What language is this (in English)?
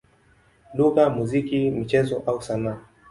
Swahili